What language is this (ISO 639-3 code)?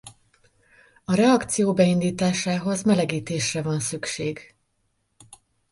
hun